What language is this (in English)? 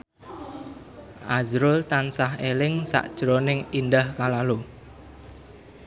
Javanese